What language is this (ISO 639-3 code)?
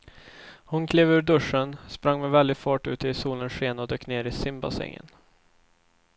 swe